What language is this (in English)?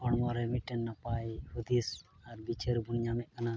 Santali